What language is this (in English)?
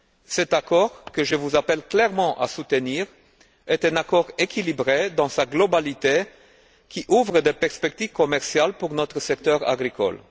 French